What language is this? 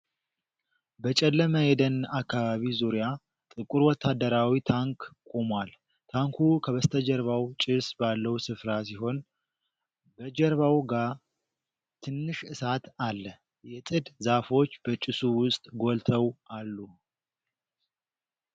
Amharic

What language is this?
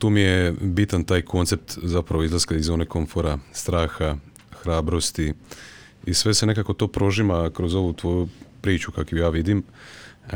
Croatian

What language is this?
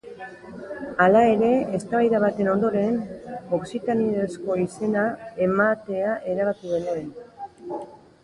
Basque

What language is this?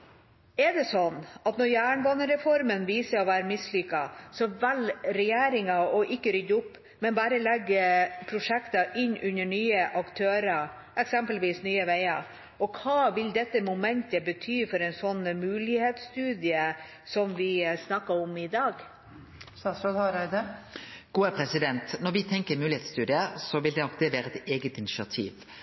Norwegian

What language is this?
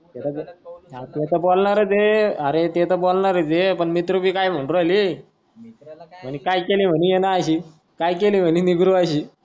Marathi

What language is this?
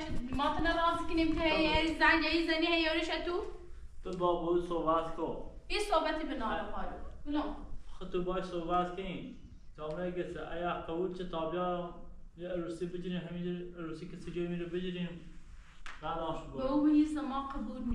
Persian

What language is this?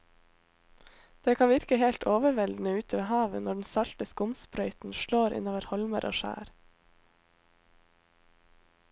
Norwegian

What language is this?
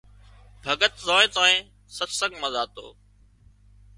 Wadiyara Koli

